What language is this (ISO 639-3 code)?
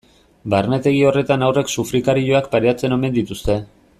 eus